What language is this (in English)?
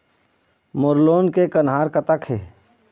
Chhattisgarhi